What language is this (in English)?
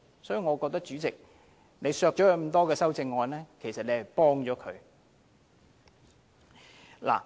Cantonese